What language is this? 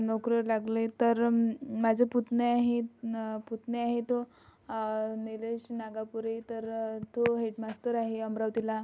Marathi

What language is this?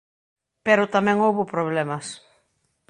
Galician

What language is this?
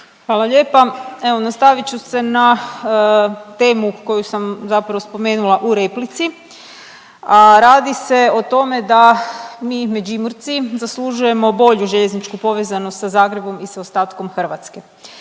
Croatian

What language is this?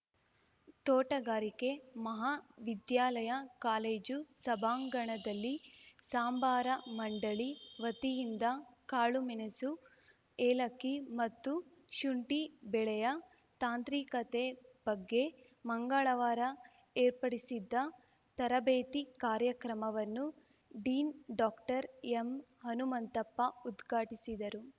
Kannada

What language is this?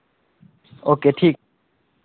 Maithili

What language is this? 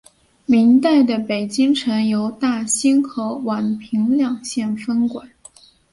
Chinese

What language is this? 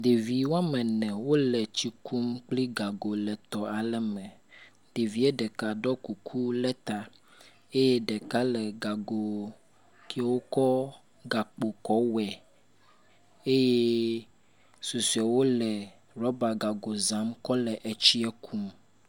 Ewe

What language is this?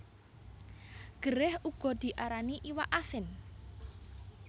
Javanese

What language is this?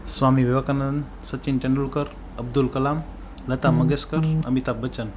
Gujarati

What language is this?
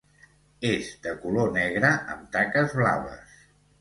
Catalan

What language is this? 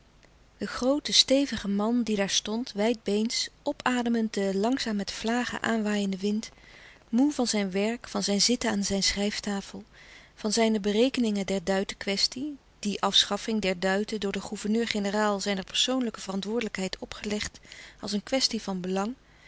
Dutch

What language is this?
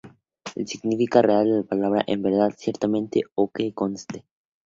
Spanish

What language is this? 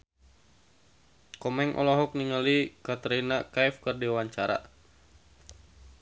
Sundanese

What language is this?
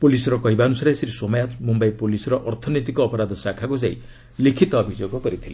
Odia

